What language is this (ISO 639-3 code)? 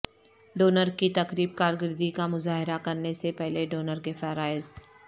urd